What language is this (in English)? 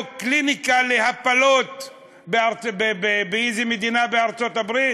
Hebrew